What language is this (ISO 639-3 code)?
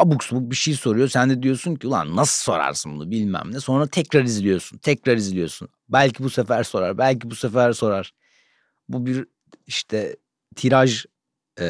tur